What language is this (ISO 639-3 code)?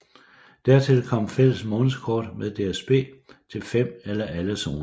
dan